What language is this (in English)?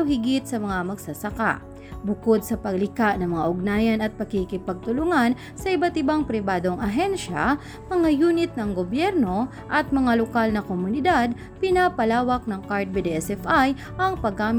Filipino